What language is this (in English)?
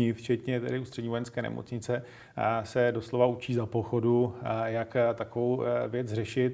Czech